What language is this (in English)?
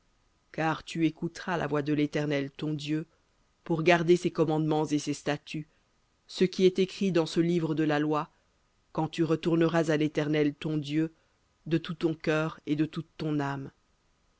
French